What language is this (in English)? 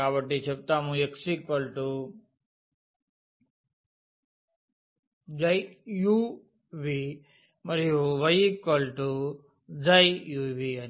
Telugu